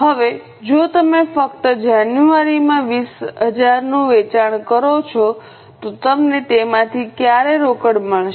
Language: Gujarati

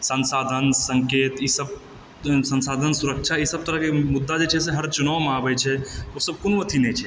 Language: Maithili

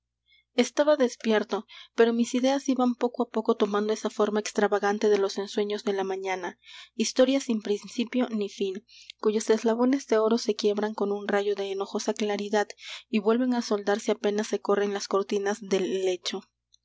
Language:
Spanish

